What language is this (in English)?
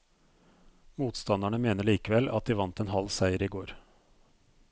Norwegian